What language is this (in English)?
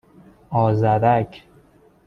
Persian